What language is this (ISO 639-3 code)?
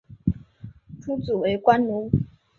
zho